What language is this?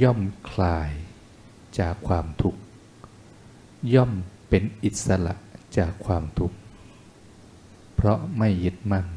Thai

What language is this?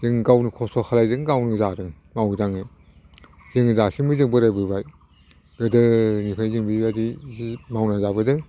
Bodo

